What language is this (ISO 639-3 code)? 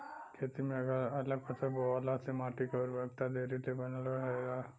bho